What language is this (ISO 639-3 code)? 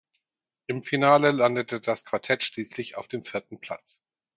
deu